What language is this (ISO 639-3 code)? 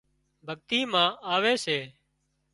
kxp